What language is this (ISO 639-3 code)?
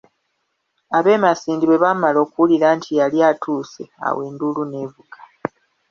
lug